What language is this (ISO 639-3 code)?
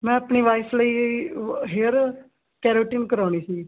pan